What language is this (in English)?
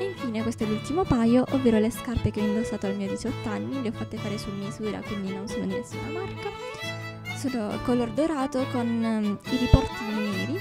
Italian